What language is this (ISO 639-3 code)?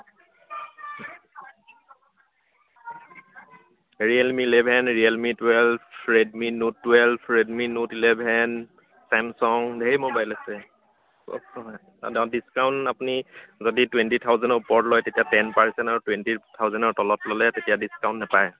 asm